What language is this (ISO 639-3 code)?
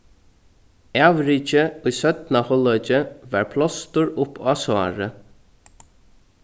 fao